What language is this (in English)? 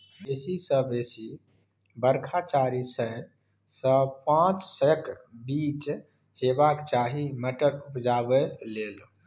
Maithili